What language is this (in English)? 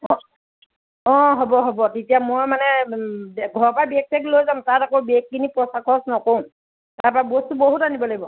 Assamese